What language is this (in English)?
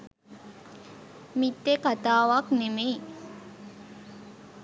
Sinhala